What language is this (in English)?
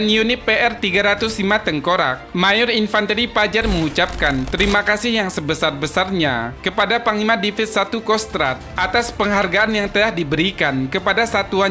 Indonesian